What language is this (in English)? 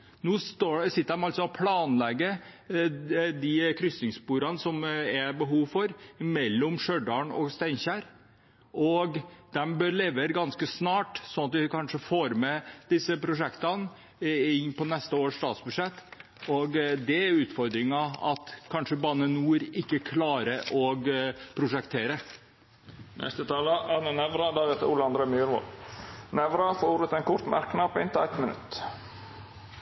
Norwegian